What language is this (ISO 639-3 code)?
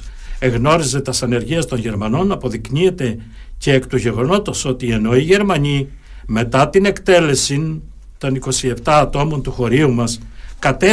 ell